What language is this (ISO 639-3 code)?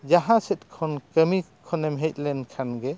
sat